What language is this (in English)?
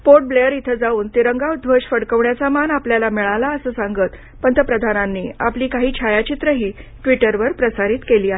Marathi